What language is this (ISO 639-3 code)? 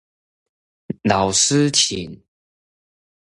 zho